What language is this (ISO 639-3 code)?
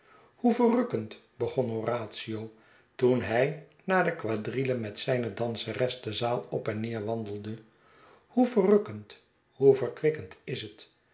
nld